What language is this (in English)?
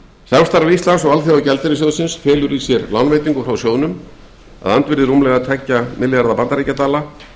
Icelandic